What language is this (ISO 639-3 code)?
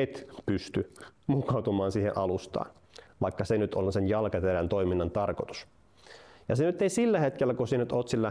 fin